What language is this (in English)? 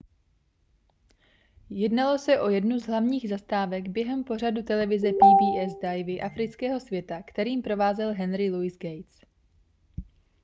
Czech